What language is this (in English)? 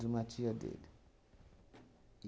Portuguese